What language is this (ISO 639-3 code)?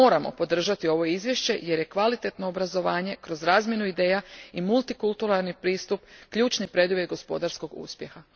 hrv